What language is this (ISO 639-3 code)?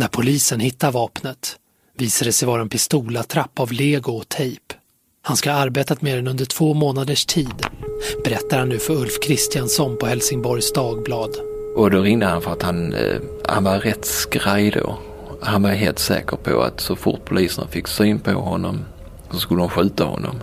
swe